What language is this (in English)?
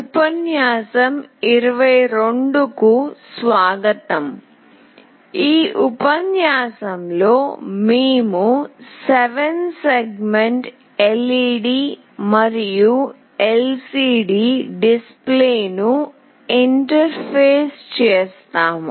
Telugu